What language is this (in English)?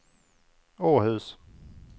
Swedish